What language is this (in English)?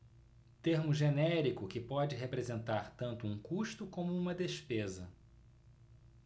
Portuguese